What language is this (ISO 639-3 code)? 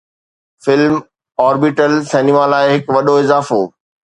snd